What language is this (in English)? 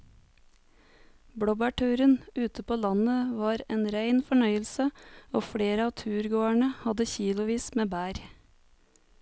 Norwegian